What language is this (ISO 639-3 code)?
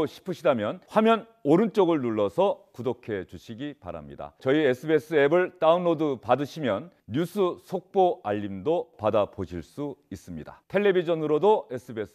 kor